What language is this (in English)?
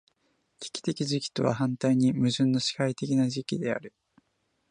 Japanese